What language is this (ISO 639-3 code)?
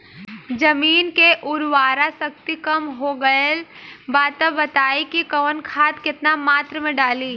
bho